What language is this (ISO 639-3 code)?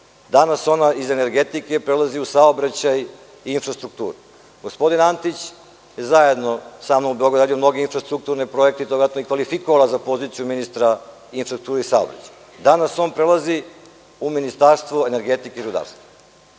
srp